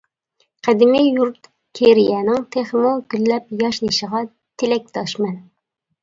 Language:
Uyghur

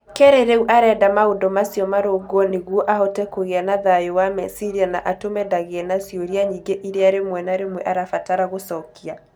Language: Kikuyu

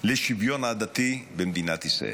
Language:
Hebrew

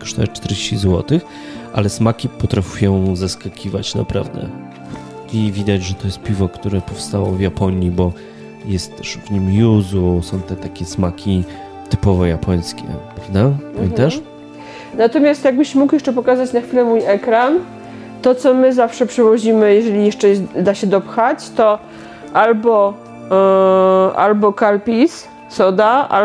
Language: Polish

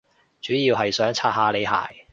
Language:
Cantonese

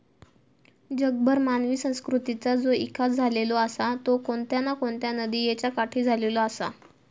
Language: Marathi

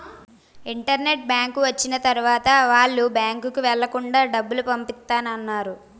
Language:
Telugu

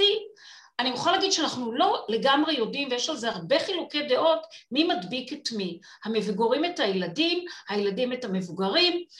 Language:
Hebrew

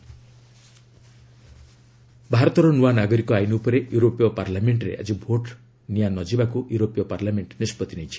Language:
Odia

